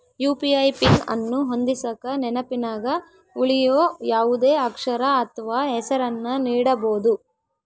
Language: Kannada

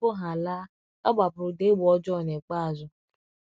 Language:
Igbo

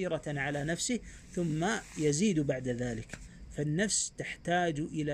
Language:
Arabic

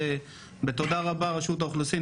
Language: Hebrew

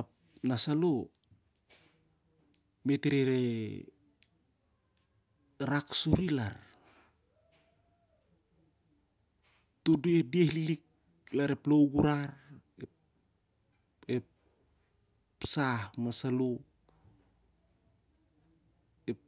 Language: Siar-Lak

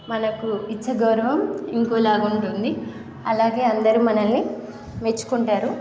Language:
Telugu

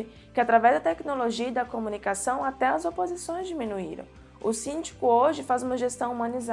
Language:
Portuguese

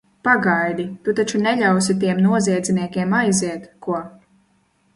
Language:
Latvian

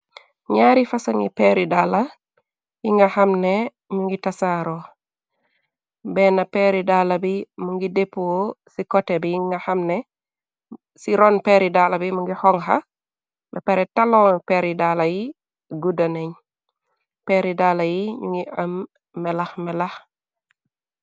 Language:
Wolof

